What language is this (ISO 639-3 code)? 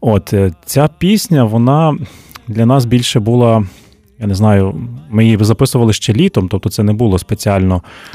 ukr